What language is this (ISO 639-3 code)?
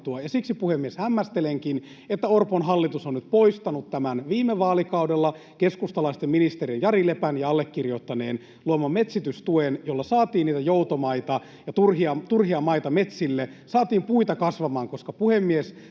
fin